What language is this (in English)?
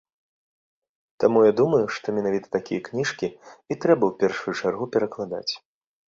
Belarusian